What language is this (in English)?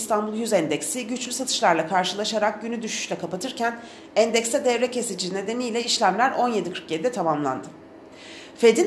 Turkish